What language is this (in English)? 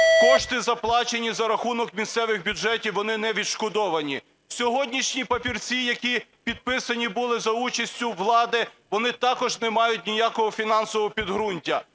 Ukrainian